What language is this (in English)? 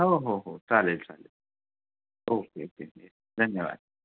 Marathi